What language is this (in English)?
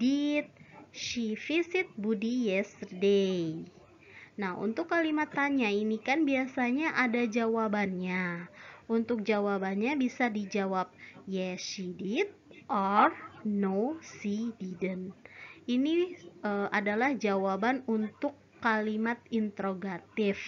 Indonesian